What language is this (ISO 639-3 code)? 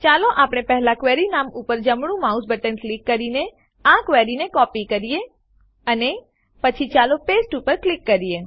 guj